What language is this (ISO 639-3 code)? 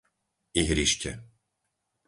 slk